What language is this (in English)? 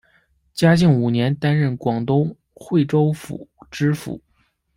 Chinese